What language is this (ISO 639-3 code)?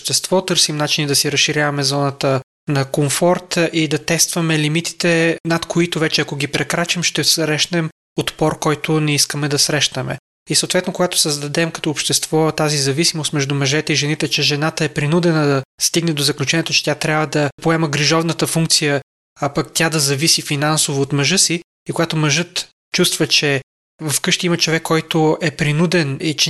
bul